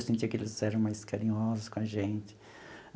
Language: Portuguese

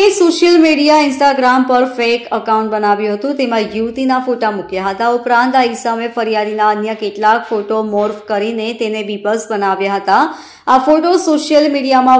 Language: Hindi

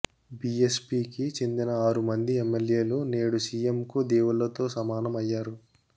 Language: Telugu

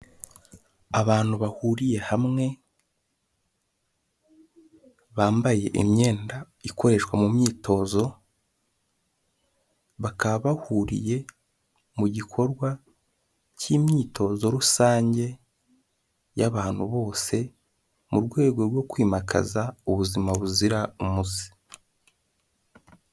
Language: Kinyarwanda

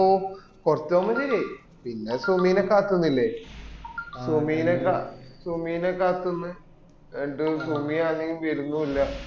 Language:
Malayalam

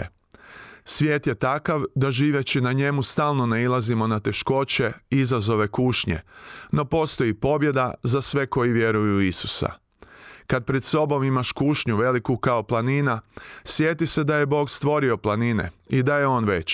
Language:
Croatian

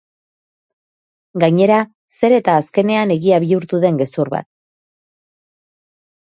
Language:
Basque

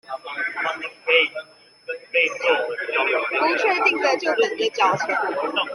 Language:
Chinese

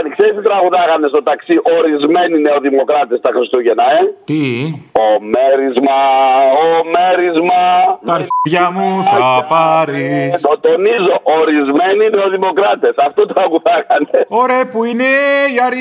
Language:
Greek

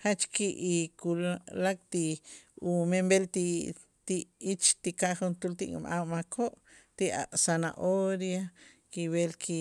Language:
Itzá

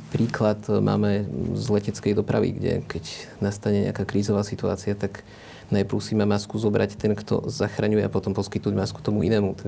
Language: Slovak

